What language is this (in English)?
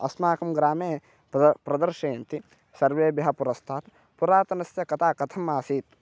Sanskrit